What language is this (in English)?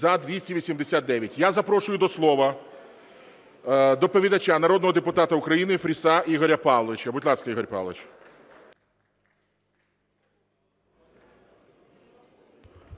Ukrainian